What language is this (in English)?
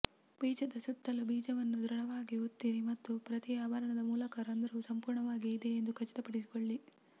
Kannada